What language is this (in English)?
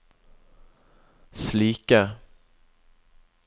Norwegian